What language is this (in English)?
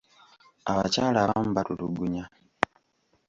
Ganda